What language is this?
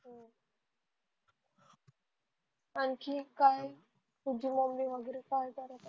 Marathi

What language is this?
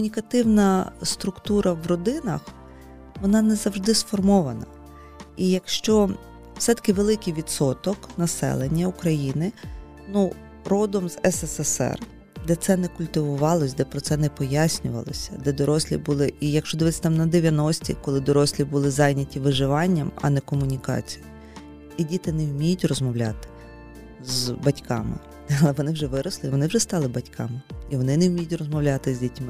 Ukrainian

